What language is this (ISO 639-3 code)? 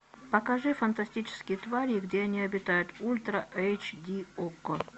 rus